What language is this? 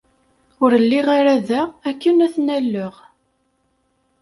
Kabyle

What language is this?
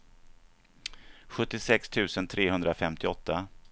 Swedish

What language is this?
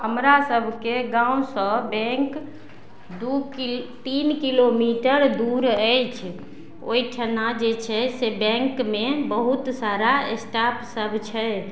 Maithili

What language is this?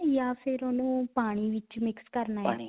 Punjabi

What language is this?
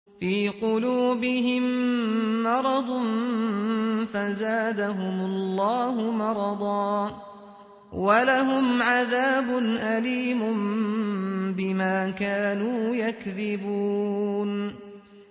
Arabic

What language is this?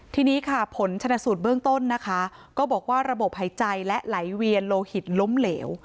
Thai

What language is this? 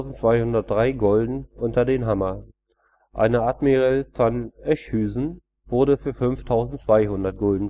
German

